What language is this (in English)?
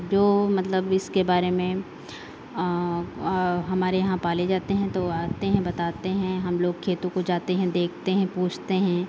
Hindi